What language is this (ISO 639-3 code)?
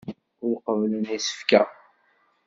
kab